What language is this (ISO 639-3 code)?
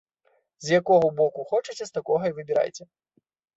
bel